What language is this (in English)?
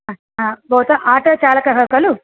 Sanskrit